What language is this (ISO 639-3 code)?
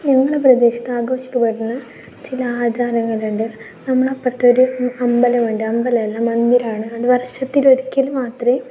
mal